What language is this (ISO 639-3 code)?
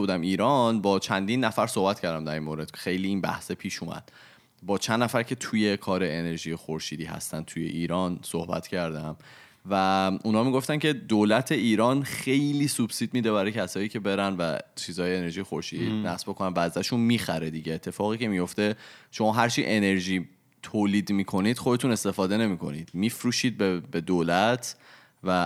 fas